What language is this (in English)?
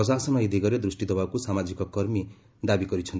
Odia